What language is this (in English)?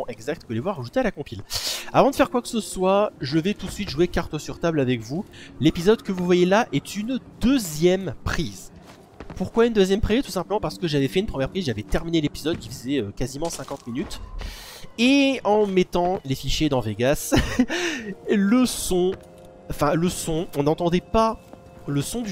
French